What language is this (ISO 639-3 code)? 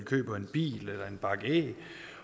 dan